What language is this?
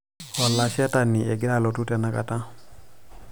Masai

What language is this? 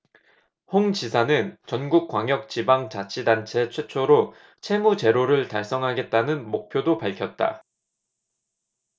Korean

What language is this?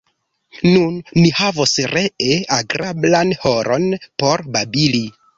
Esperanto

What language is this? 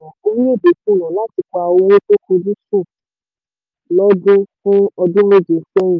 Yoruba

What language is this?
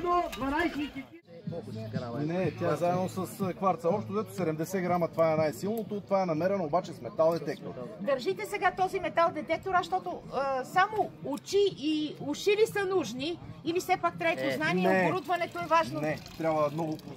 Bulgarian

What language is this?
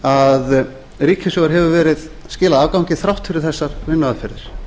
Icelandic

